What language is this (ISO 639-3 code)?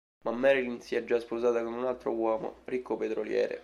ita